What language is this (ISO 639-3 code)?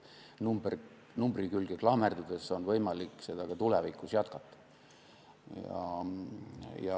est